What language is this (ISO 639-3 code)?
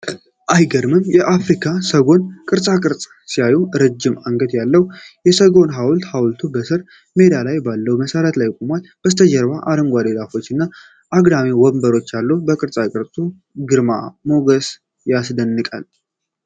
amh